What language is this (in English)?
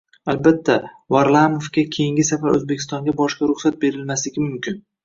Uzbek